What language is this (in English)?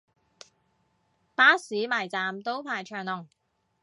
Cantonese